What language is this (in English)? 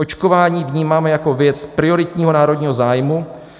Czech